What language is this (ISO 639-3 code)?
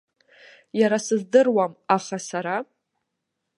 abk